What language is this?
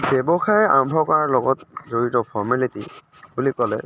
Assamese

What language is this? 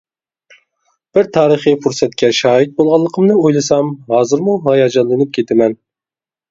Uyghur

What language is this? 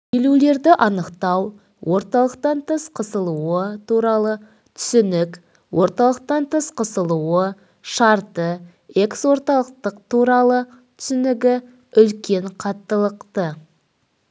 Kazakh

